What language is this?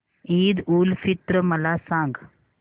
Marathi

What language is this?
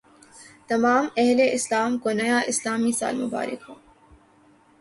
Urdu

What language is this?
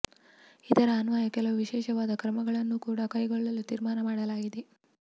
Kannada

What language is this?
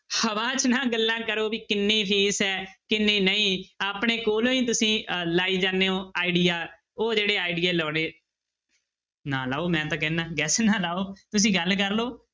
Punjabi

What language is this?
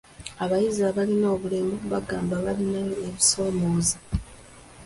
Ganda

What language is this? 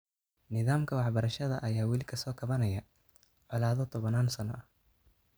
Somali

